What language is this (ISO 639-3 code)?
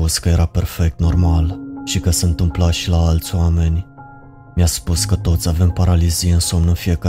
ron